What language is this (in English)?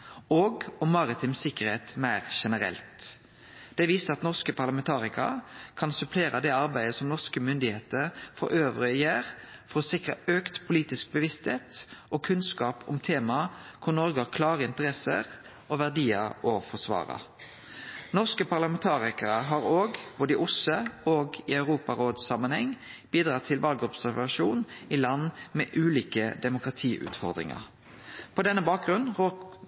Norwegian Nynorsk